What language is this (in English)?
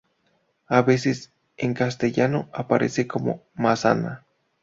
Spanish